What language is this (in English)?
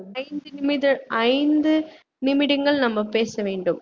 Tamil